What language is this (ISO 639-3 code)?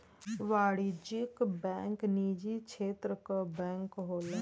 bho